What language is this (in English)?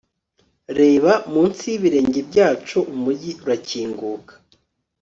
Kinyarwanda